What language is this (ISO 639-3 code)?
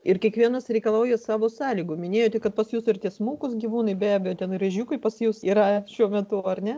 lit